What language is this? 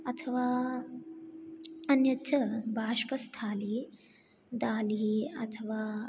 Sanskrit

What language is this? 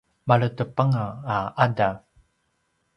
Paiwan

